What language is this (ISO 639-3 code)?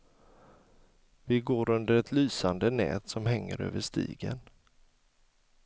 swe